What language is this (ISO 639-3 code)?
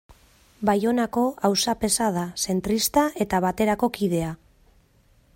eus